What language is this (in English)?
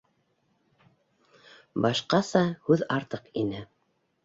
Bashkir